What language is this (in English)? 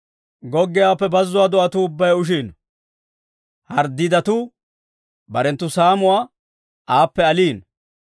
Dawro